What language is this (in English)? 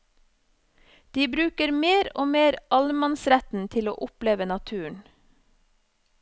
Norwegian